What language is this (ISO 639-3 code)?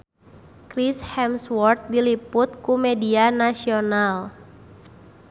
sun